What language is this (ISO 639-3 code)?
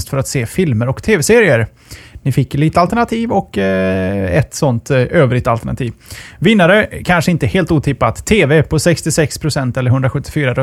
swe